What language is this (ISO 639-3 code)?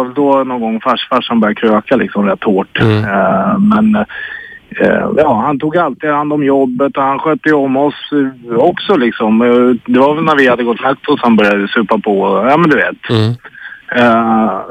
swe